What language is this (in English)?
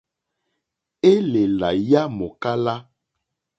Mokpwe